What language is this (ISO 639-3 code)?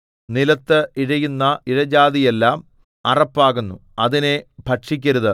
mal